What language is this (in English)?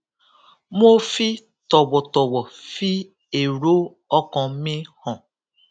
Yoruba